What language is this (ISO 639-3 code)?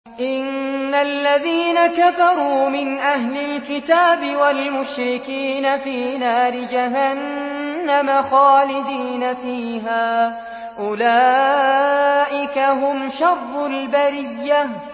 ara